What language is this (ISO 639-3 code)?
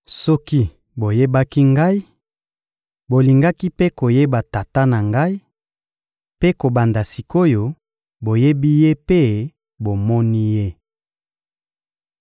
lin